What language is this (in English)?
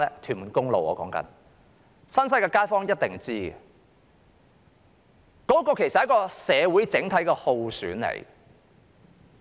Cantonese